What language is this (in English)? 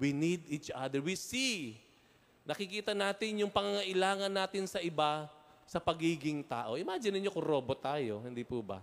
Filipino